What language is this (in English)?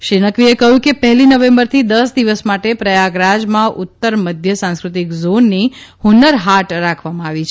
Gujarati